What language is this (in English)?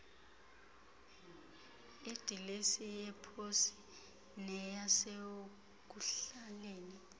Xhosa